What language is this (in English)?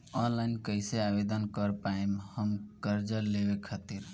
Bhojpuri